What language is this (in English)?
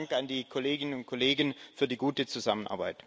German